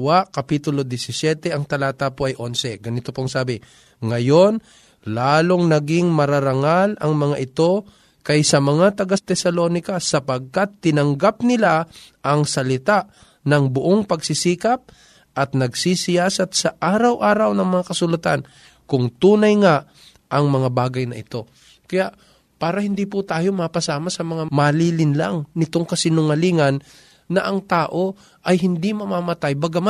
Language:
Filipino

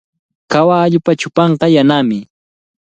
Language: Cajatambo North Lima Quechua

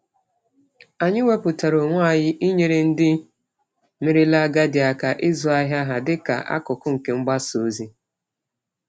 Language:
Igbo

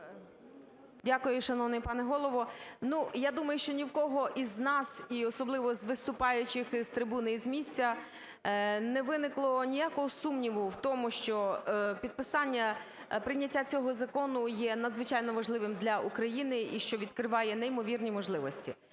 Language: Ukrainian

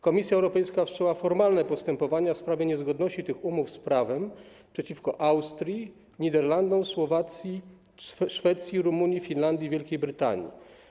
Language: Polish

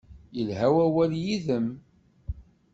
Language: Kabyle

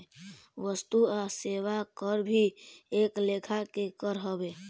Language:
Bhojpuri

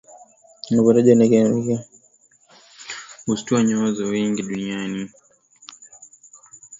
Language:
Swahili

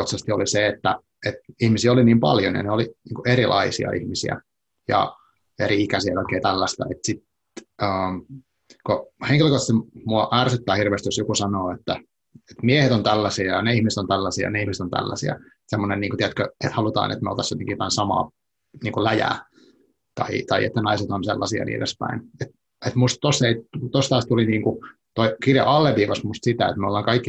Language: Finnish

